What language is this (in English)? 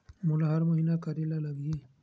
Chhattisgarhi